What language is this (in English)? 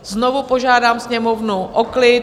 Czech